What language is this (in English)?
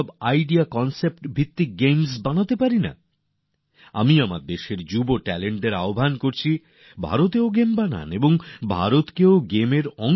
Bangla